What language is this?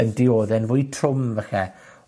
Welsh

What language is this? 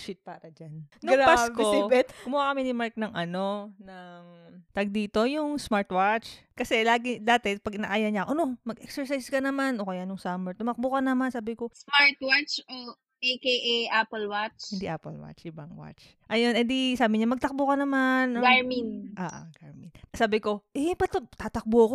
Filipino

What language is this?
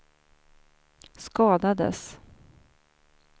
Swedish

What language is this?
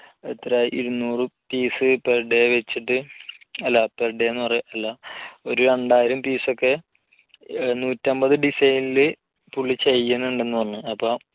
Malayalam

